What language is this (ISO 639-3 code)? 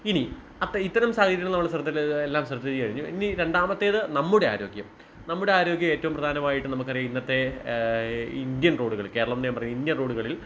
mal